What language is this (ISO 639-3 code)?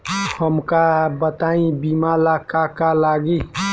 bho